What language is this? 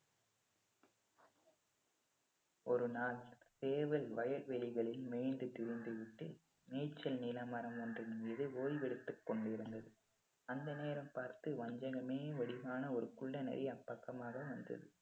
Tamil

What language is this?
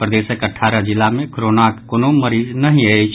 Maithili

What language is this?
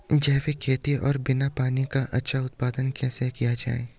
Hindi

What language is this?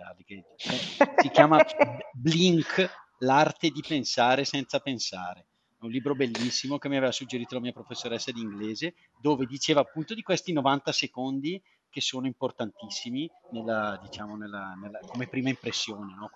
Italian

